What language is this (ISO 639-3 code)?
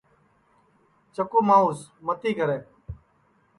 ssi